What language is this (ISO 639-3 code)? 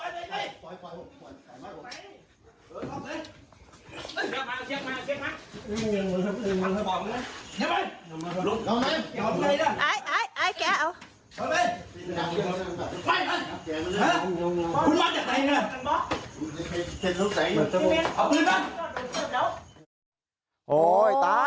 tha